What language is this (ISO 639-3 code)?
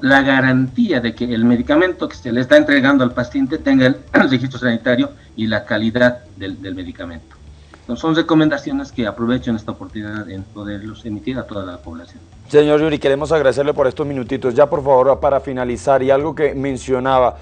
spa